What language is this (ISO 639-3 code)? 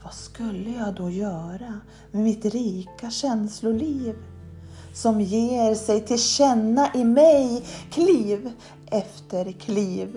swe